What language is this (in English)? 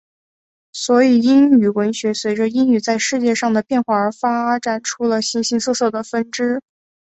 Chinese